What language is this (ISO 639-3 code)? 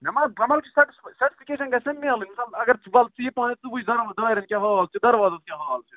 kas